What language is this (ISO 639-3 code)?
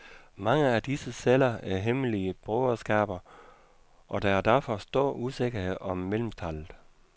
dan